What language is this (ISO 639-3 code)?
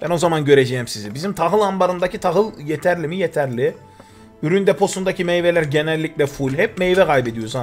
tur